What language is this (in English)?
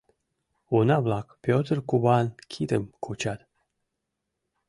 Mari